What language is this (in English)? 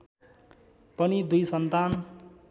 Nepali